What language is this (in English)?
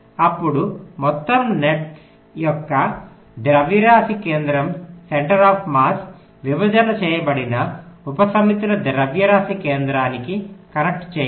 Telugu